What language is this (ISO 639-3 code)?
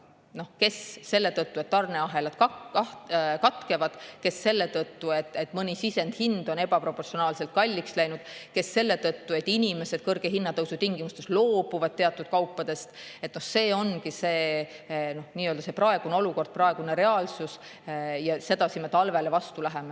est